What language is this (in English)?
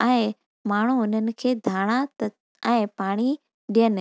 Sindhi